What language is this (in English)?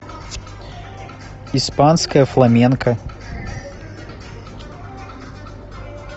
Russian